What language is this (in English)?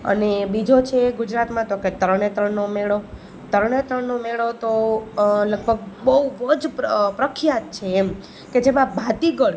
Gujarati